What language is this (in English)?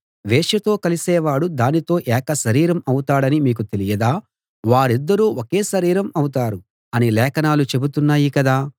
Telugu